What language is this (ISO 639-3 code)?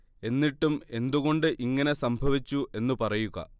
mal